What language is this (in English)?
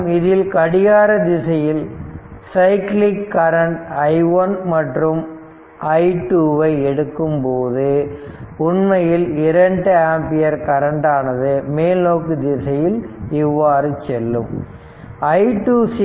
Tamil